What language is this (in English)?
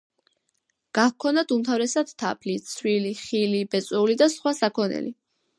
Georgian